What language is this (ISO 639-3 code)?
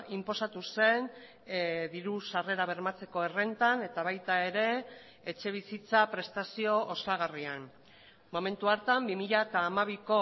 eus